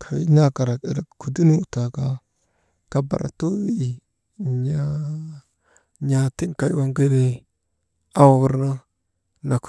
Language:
Maba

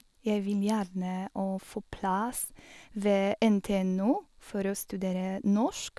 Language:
Norwegian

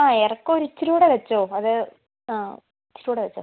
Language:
Malayalam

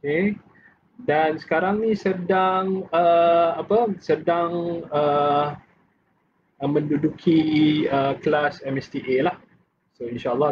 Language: Malay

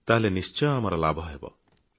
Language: Odia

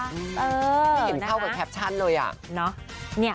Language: Thai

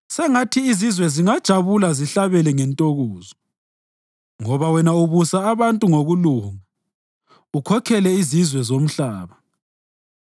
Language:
North Ndebele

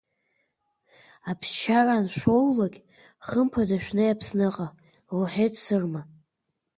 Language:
Abkhazian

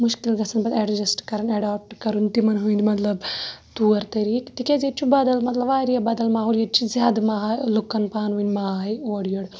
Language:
Kashmiri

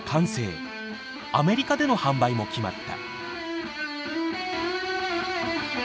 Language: Japanese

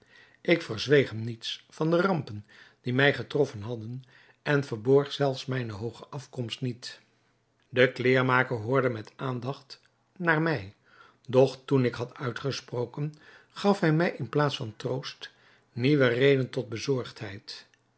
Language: Dutch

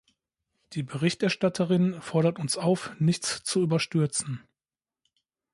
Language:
German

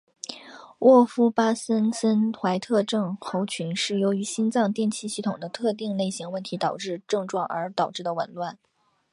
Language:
Chinese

